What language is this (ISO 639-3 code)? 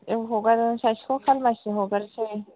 brx